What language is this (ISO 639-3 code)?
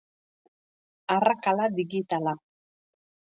eus